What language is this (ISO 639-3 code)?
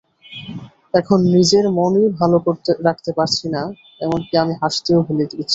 ben